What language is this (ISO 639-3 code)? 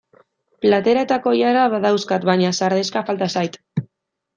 eus